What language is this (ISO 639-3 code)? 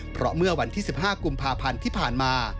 tha